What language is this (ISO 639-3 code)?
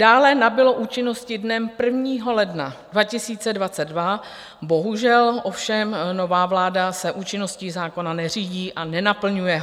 ces